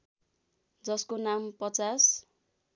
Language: Nepali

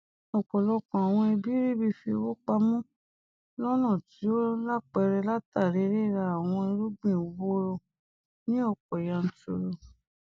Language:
Yoruba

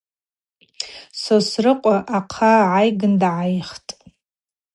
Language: Abaza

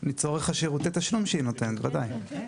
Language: Hebrew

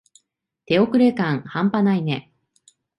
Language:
Japanese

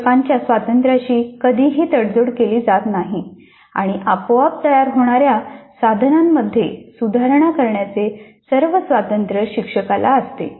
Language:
Marathi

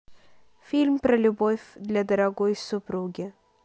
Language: Russian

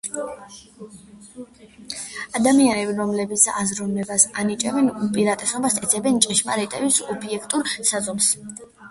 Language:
Georgian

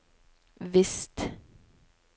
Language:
Norwegian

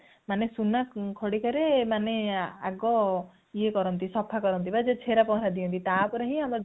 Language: Odia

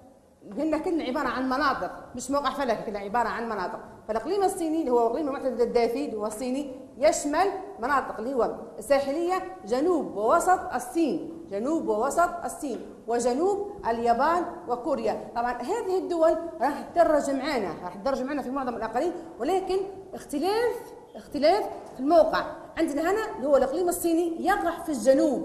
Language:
Arabic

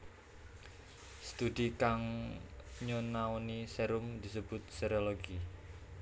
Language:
Javanese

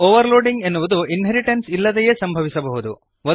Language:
Kannada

